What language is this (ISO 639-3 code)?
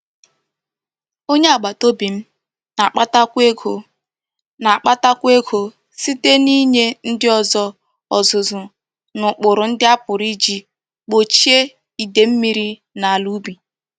ibo